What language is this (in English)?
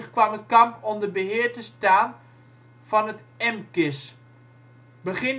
Dutch